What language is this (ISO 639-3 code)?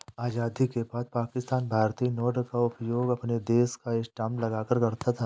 hin